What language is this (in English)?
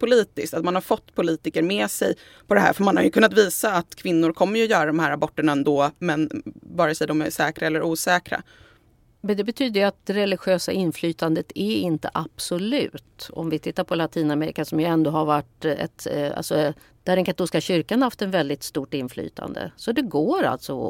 Swedish